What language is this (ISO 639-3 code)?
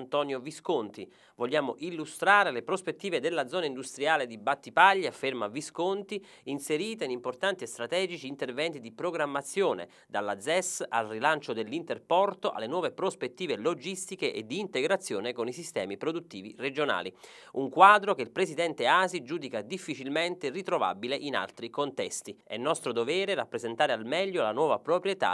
ita